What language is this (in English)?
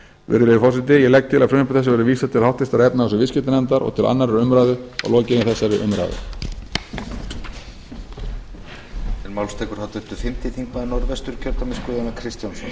Icelandic